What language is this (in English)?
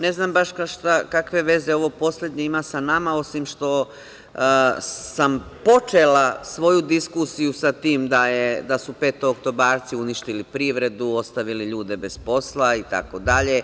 Serbian